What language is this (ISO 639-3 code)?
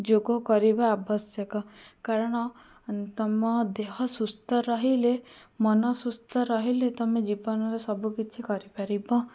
ori